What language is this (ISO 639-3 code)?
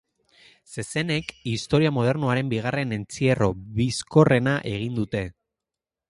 eus